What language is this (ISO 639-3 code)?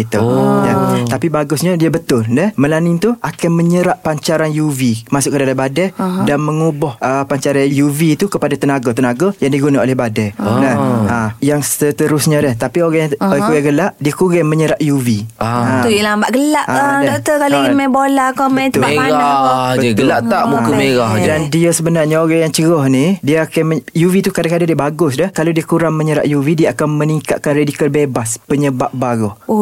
msa